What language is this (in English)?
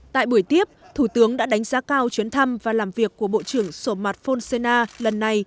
Vietnamese